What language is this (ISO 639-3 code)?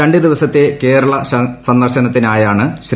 mal